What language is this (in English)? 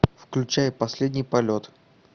Russian